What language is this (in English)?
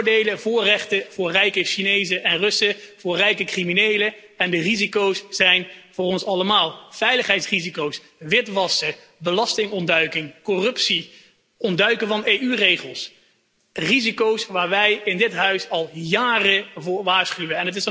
Dutch